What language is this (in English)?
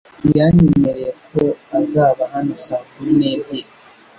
Kinyarwanda